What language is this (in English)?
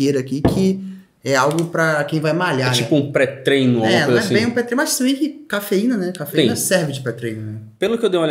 Portuguese